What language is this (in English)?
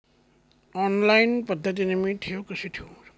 Marathi